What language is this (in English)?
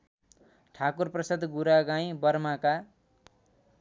Nepali